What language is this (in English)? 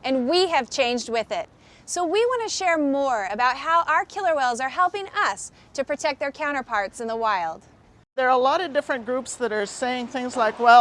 English